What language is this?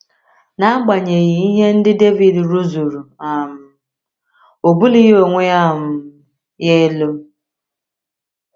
Igbo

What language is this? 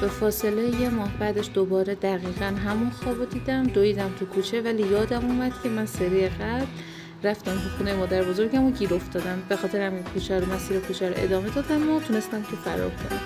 Persian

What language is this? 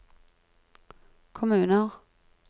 Norwegian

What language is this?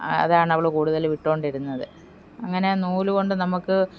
Malayalam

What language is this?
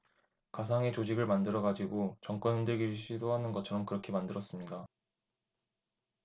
Korean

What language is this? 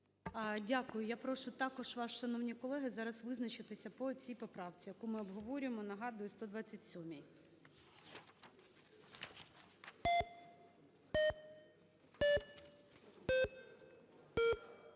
Ukrainian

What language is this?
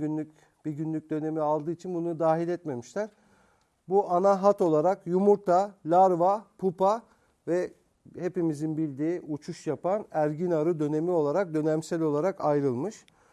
Turkish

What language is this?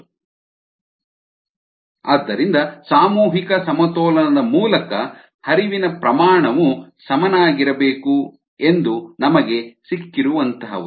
Kannada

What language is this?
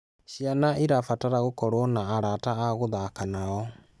Kikuyu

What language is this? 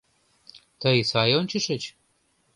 Mari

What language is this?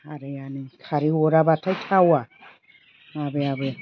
Bodo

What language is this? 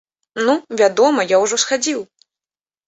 Belarusian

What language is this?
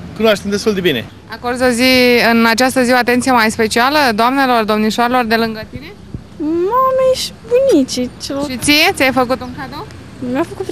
Romanian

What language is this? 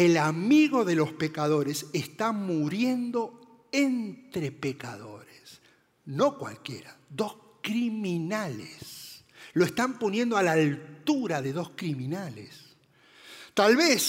Spanish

